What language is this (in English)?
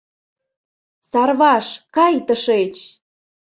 Mari